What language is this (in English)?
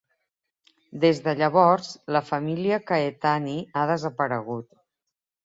Catalan